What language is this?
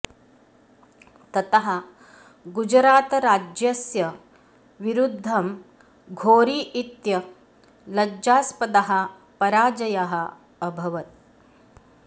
Sanskrit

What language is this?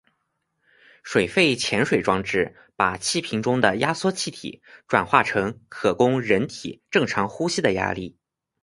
Chinese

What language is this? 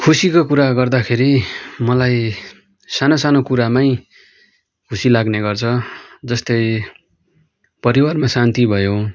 Nepali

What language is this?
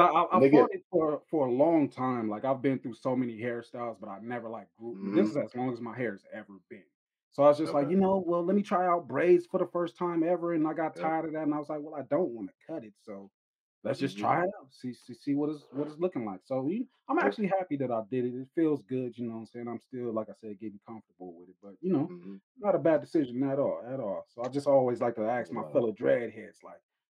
English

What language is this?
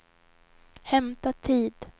Swedish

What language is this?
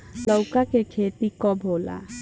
Bhojpuri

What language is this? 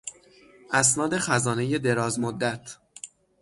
Persian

